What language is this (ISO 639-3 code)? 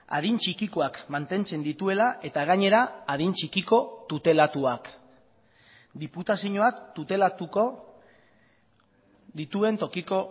eus